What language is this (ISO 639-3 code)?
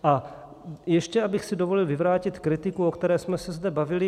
ces